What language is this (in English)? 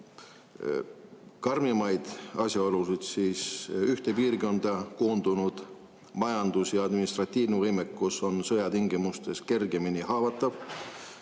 Estonian